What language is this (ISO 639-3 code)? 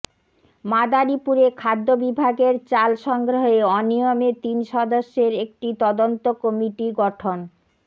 ben